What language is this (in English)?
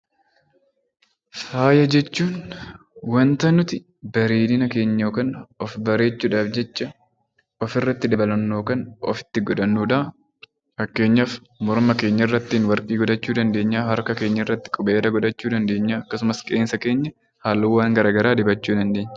Oromo